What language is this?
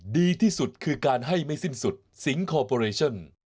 Thai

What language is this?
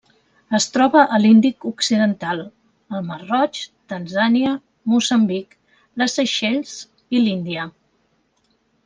Catalan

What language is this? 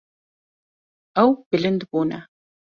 Kurdish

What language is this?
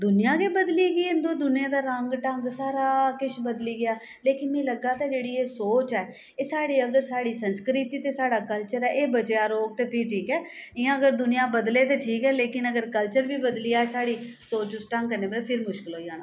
Dogri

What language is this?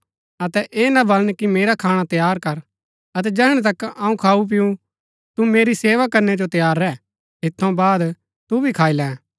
Gaddi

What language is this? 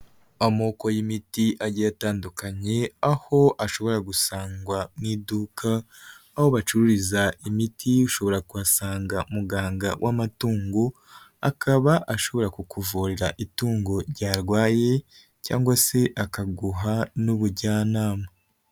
Kinyarwanda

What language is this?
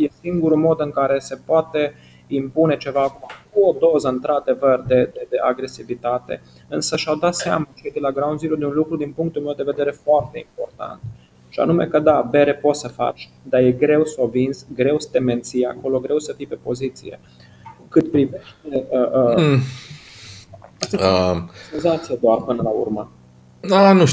Romanian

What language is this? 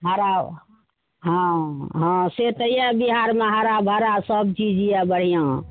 Maithili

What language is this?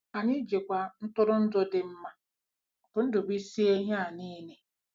Igbo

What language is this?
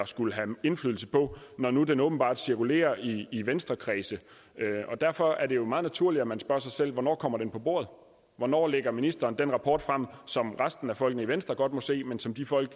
Danish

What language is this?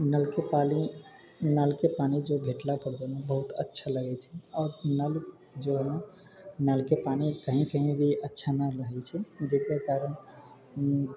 Maithili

